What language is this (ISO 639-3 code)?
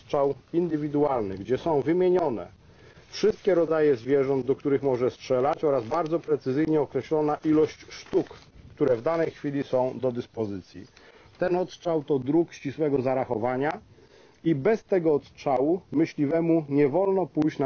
pol